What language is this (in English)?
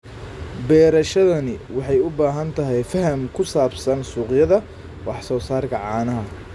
Somali